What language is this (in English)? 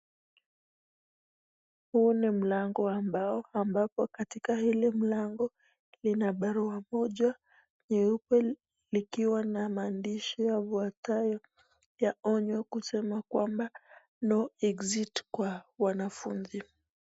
Swahili